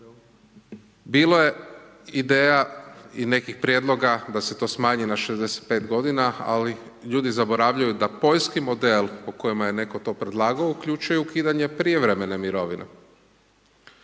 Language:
Croatian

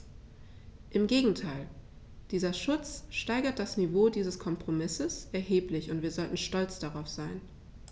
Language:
German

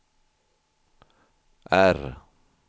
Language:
Swedish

